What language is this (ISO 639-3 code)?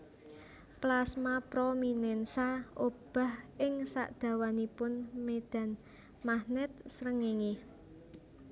jav